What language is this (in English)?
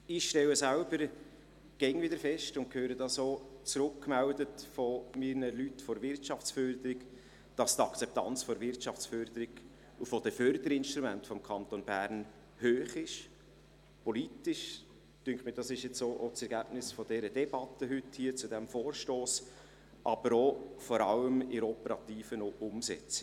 Swiss German